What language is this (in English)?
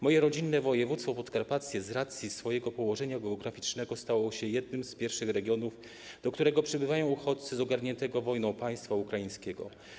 Polish